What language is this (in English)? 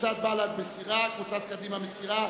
Hebrew